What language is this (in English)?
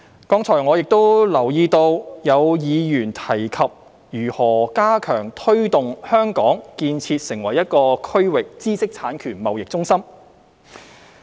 Cantonese